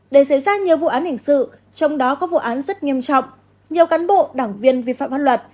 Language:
Vietnamese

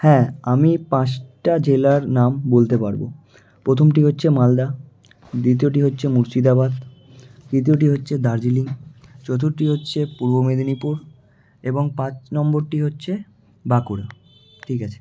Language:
Bangla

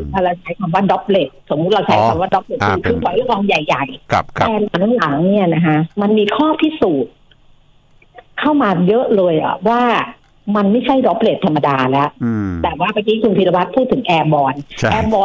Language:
Thai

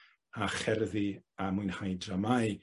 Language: Welsh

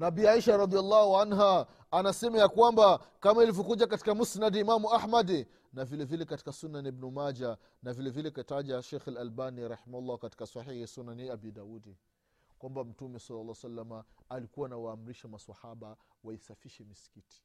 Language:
Swahili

